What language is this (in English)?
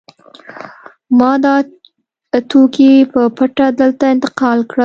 Pashto